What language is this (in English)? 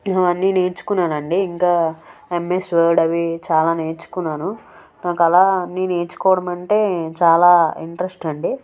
Telugu